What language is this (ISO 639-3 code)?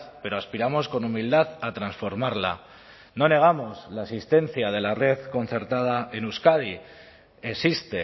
spa